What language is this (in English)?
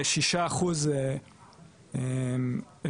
Hebrew